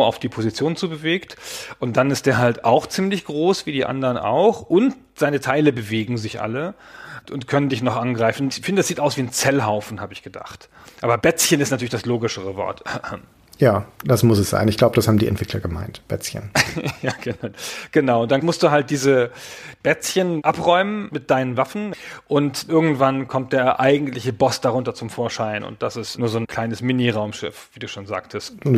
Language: German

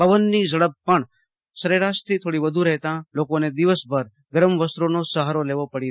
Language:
Gujarati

